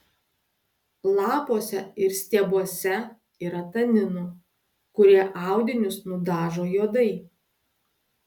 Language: Lithuanian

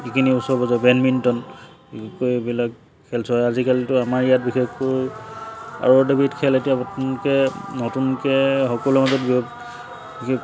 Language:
Assamese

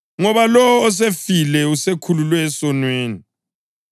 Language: North Ndebele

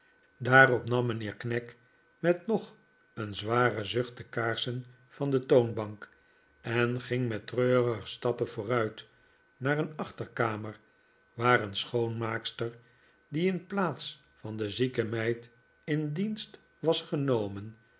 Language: Dutch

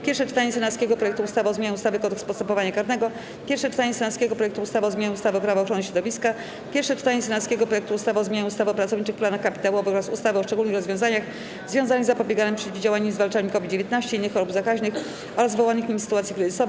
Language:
Polish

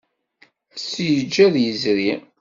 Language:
Kabyle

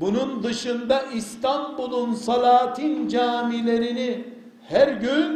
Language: Turkish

